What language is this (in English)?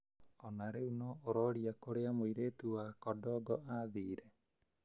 Kikuyu